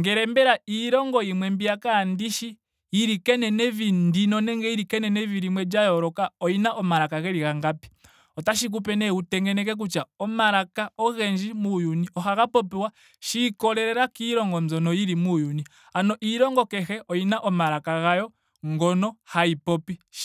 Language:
Ndonga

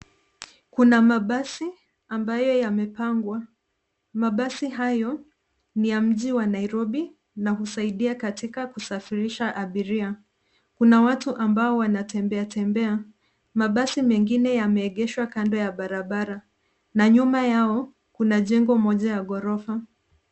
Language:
Swahili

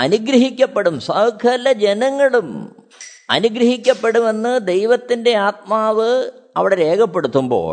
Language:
Malayalam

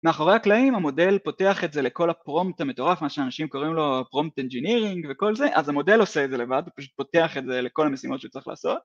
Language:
Hebrew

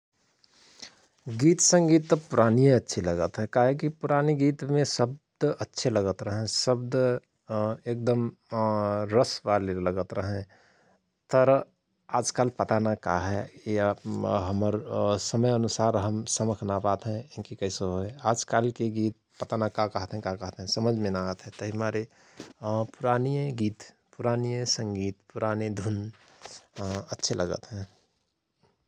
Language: Rana Tharu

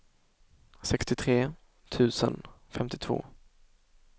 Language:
Swedish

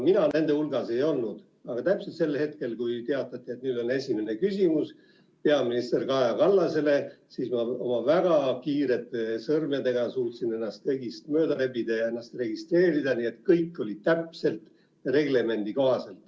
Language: Estonian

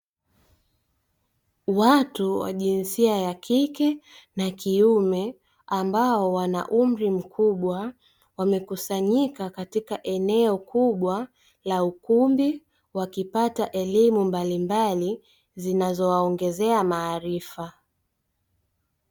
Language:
Swahili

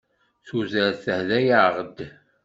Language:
Kabyle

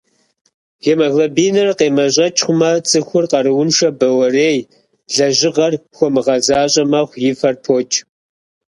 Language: Kabardian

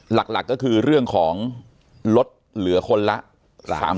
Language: Thai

